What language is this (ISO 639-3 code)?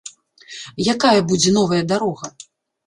bel